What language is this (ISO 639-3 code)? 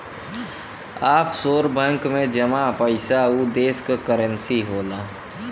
bho